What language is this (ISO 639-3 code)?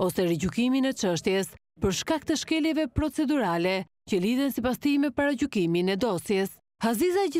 ron